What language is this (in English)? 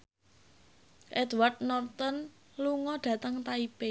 Javanese